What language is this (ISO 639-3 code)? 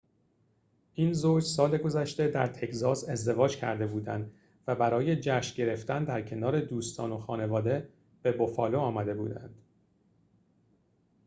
fas